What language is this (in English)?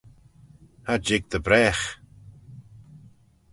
Manx